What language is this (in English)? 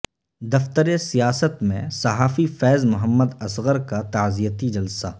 Urdu